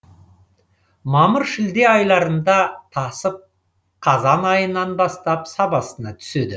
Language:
Kazakh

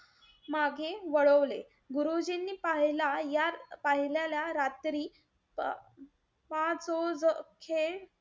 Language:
Marathi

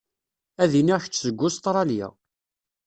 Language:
Kabyle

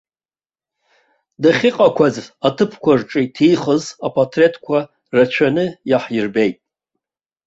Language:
Abkhazian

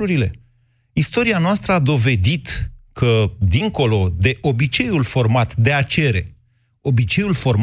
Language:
Romanian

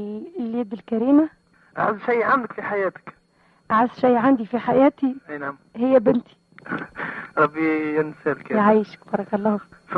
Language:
Arabic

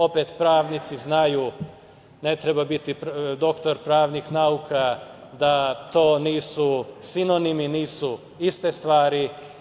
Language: Serbian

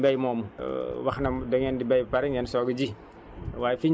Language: Wolof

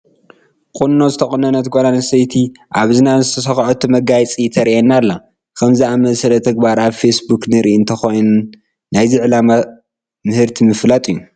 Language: Tigrinya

